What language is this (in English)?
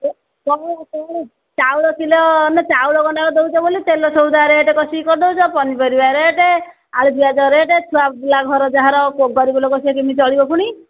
Odia